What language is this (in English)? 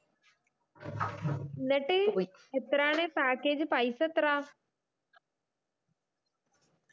Malayalam